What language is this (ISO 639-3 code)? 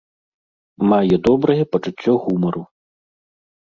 bel